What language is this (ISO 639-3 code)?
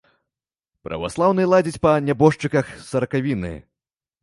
bel